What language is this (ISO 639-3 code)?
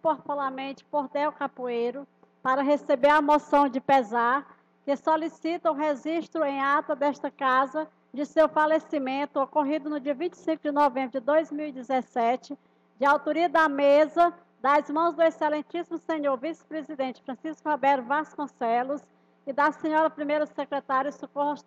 por